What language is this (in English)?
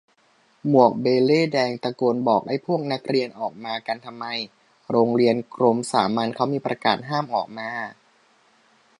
Thai